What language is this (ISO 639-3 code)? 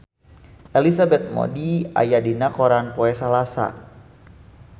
sun